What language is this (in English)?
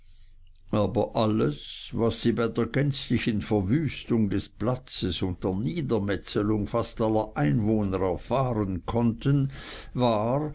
German